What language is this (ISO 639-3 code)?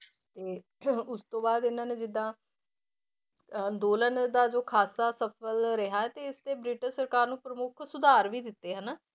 pan